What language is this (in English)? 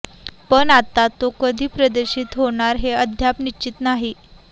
Marathi